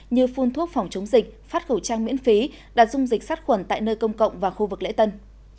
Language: Vietnamese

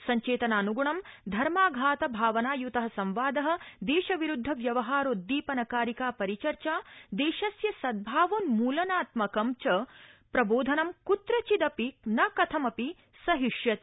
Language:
Sanskrit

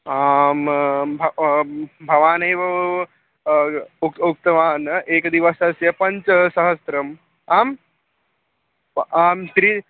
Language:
Sanskrit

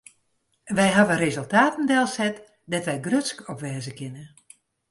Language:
Western Frisian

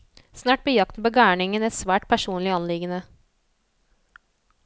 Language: Norwegian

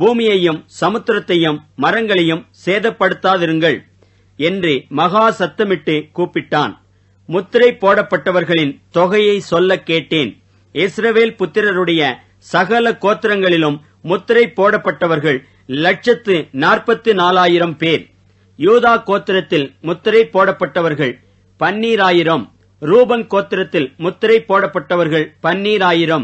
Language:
Tamil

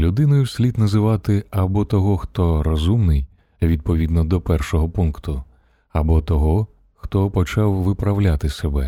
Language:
Ukrainian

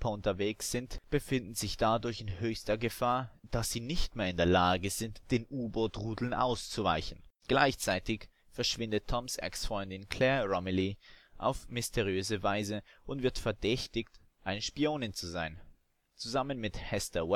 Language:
German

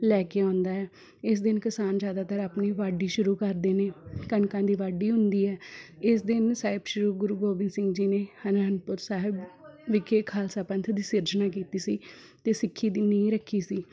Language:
Punjabi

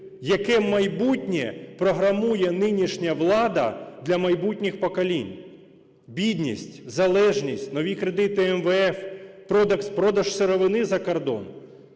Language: Ukrainian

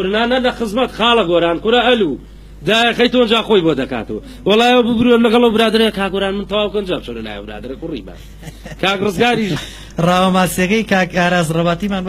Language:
Arabic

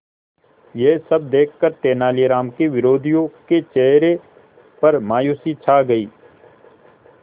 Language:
Hindi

